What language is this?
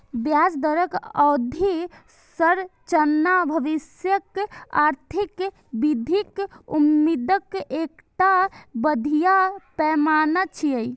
Maithili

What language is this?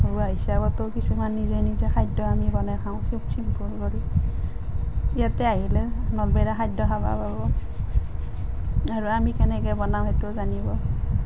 Assamese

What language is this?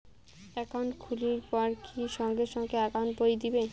Bangla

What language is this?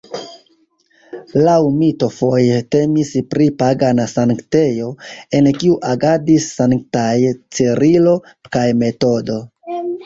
Esperanto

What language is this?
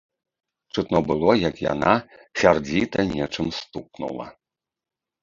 Belarusian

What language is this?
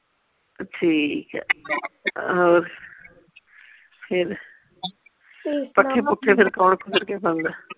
Punjabi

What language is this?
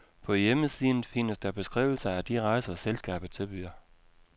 Danish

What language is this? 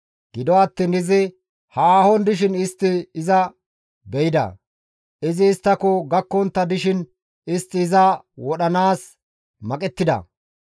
Gamo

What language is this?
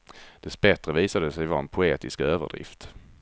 Swedish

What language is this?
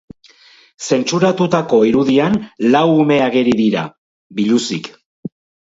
Basque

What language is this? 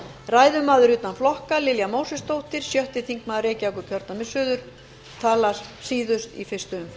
Icelandic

